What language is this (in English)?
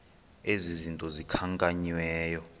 Xhosa